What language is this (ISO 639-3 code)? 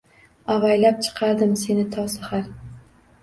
uzb